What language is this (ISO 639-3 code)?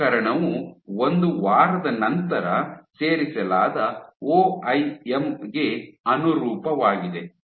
kan